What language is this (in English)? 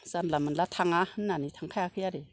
Bodo